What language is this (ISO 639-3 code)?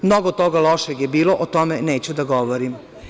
srp